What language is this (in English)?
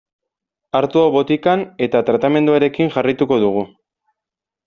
Basque